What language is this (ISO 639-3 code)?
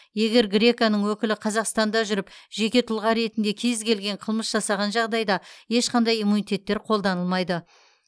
kaz